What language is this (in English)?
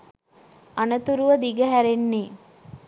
Sinhala